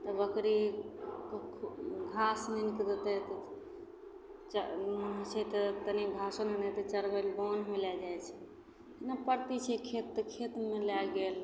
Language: Maithili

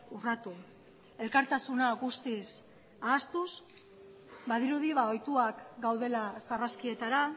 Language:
Basque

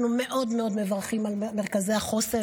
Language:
Hebrew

